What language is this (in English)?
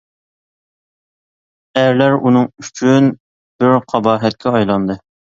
Uyghur